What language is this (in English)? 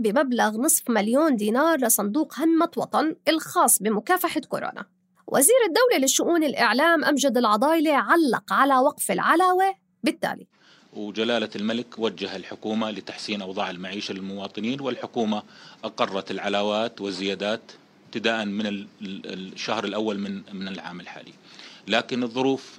Arabic